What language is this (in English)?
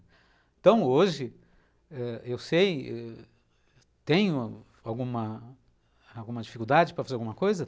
Portuguese